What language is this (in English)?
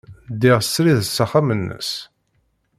Kabyle